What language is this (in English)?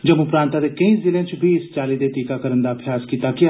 Dogri